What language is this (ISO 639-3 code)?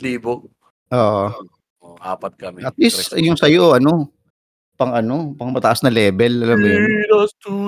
fil